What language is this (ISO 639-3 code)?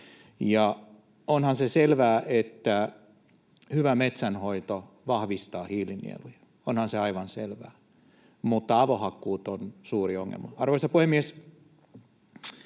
fin